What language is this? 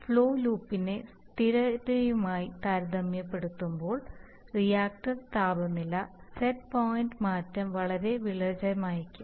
Malayalam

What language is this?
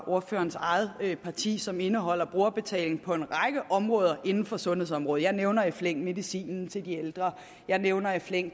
Danish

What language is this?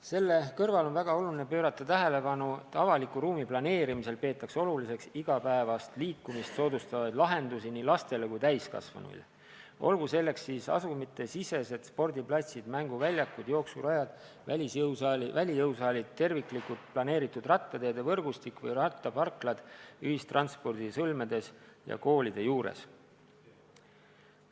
Estonian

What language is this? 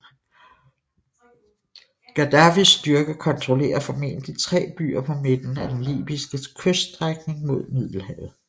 Danish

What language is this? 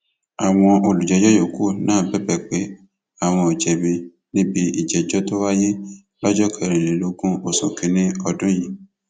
Yoruba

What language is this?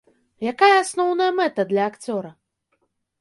Belarusian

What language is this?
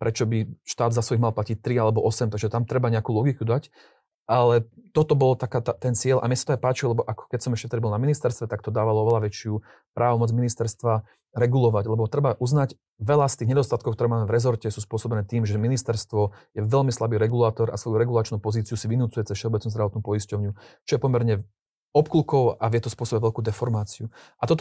Slovak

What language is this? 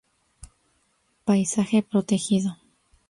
Spanish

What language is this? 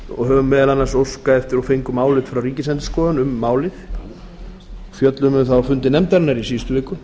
Icelandic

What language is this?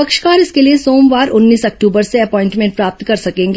Hindi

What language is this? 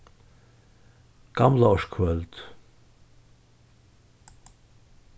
Faroese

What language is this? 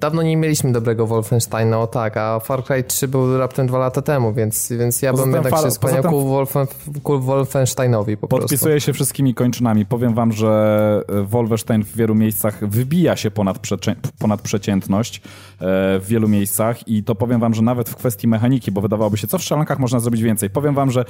Polish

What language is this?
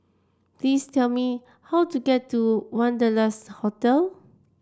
English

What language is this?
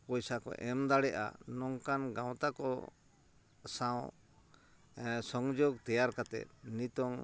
Santali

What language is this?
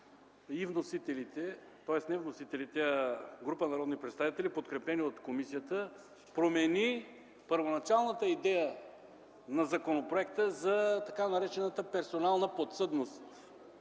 Bulgarian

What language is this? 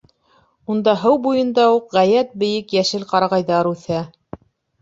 Bashkir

